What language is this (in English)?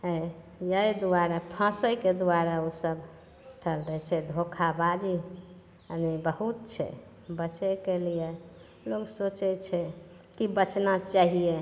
Maithili